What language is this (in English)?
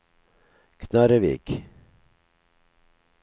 Norwegian